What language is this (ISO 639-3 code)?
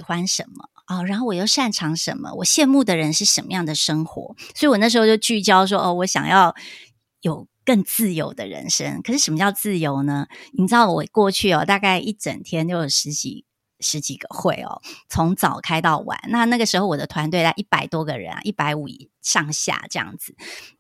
zho